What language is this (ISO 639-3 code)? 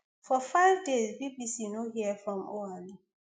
pcm